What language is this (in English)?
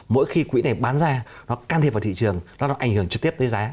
Vietnamese